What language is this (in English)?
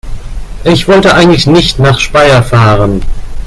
German